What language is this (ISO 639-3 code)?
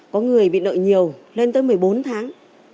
vie